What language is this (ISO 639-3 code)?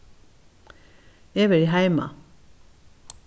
fao